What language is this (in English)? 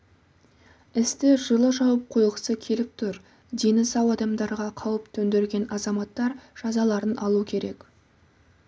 Kazakh